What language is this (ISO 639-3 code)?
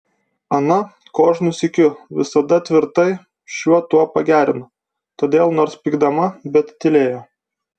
lit